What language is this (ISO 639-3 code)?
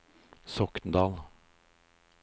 nor